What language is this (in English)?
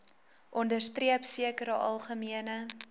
Afrikaans